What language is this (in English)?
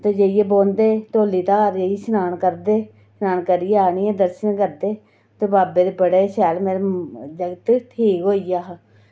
Dogri